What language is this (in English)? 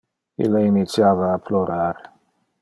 Interlingua